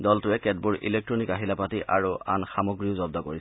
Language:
Assamese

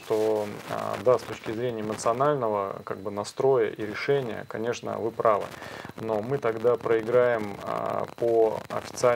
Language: Russian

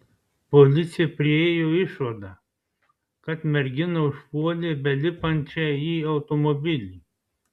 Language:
Lithuanian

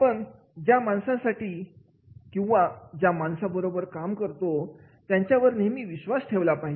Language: Marathi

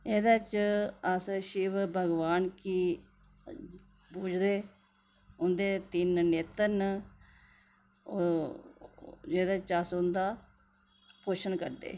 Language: Dogri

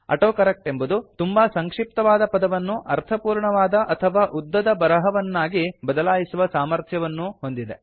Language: Kannada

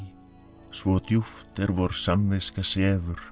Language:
Icelandic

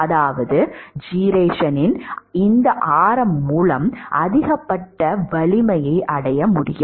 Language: Tamil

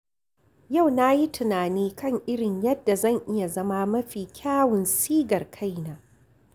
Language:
Hausa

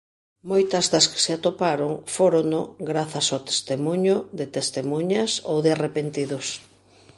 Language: Galician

